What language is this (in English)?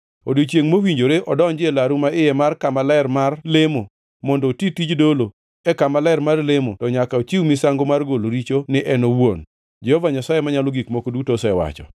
Luo (Kenya and Tanzania)